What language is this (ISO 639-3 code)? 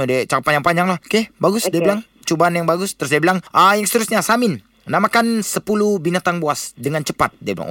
msa